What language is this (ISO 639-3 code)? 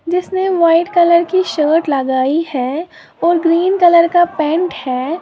hin